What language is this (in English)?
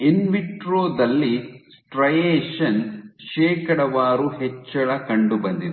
Kannada